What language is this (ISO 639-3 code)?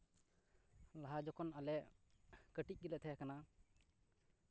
sat